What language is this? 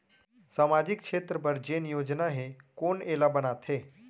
Chhattisgarhi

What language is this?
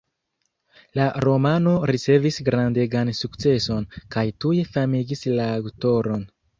Esperanto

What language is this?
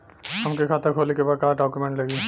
Bhojpuri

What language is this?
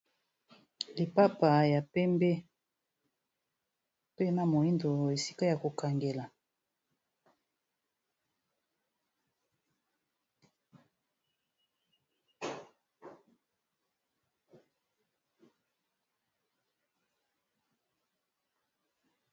Lingala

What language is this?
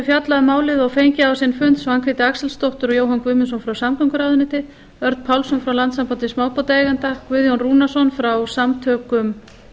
Icelandic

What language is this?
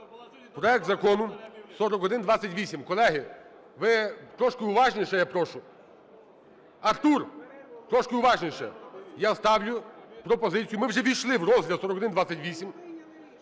Ukrainian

